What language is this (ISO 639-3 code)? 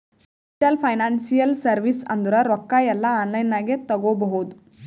kan